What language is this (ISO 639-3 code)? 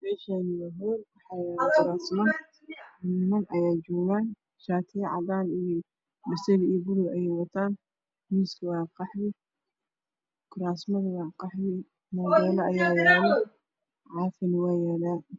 som